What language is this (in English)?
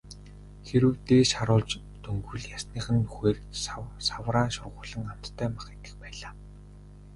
Mongolian